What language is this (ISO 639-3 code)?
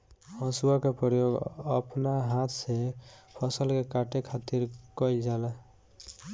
bho